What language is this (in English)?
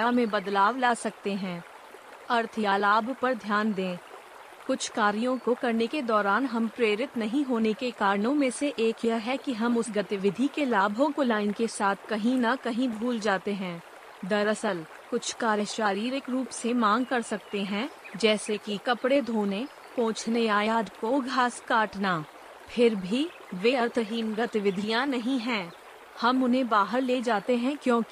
Hindi